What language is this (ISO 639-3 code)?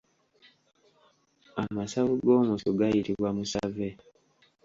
lug